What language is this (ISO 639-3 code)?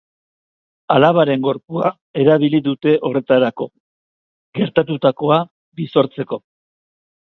eus